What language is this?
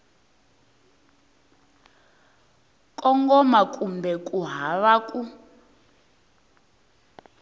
Tsonga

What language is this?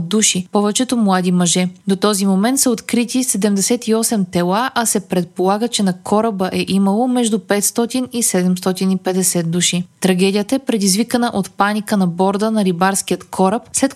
Bulgarian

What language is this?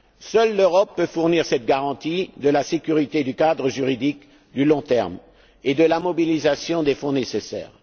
French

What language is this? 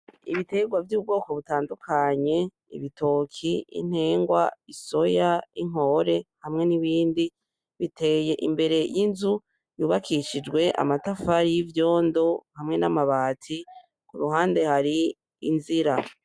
Rundi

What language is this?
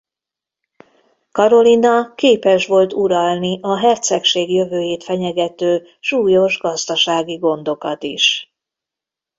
Hungarian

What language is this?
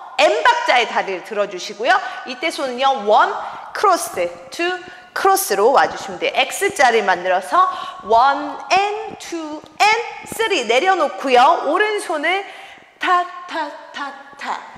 Korean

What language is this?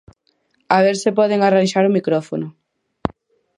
Galician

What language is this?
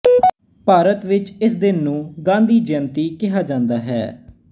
Punjabi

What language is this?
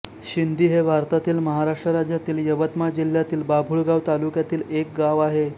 Marathi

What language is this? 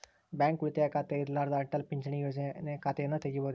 Kannada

